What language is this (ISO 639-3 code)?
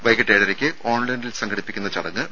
mal